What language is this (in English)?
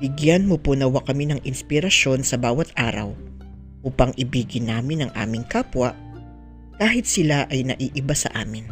Filipino